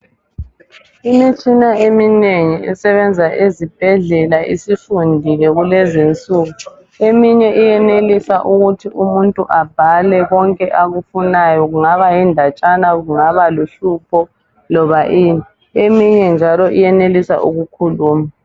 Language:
North Ndebele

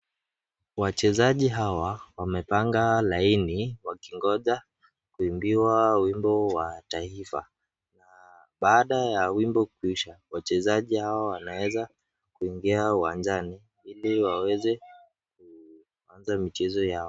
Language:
Swahili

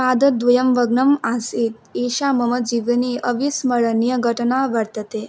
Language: Sanskrit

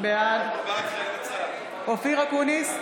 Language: Hebrew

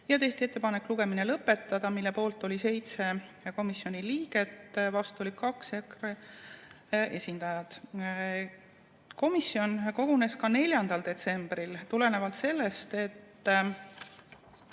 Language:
Estonian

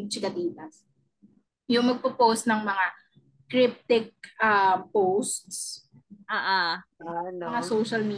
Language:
Filipino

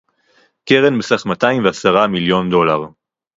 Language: Hebrew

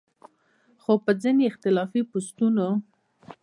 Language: Pashto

